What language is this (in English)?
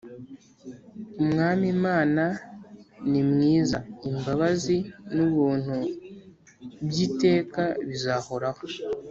Kinyarwanda